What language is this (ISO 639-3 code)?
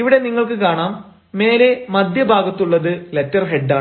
mal